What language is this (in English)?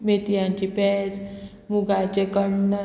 Konkani